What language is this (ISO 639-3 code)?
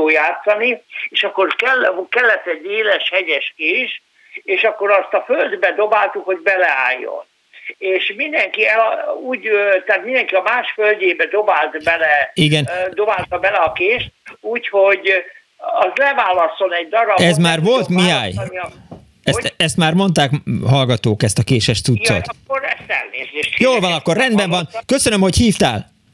hun